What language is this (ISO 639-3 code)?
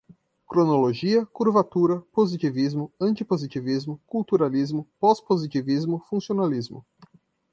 por